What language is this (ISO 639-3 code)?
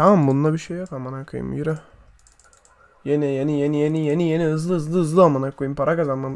tur